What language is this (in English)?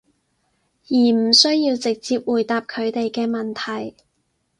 Cantonese